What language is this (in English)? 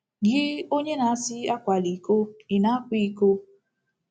Igbo